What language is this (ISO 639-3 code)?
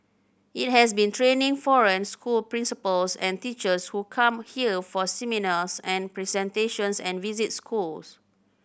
eng